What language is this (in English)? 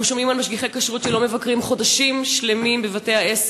Hebrew